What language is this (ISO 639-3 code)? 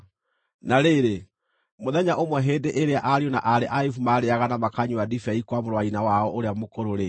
kik